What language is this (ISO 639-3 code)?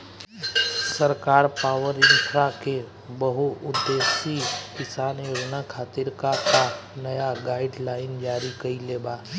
bho